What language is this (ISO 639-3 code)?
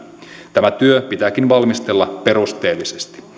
fin